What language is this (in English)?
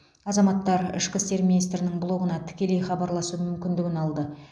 Kazakh